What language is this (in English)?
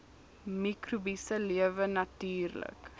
Afrikaans